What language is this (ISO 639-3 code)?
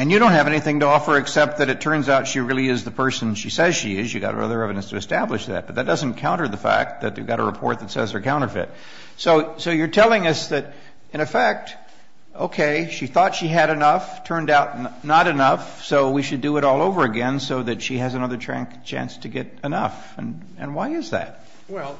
eng